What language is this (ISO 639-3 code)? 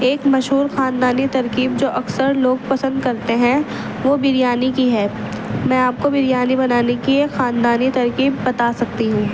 urd